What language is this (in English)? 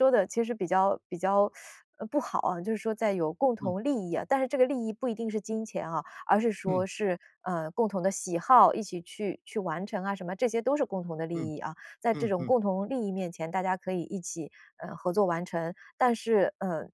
Chinese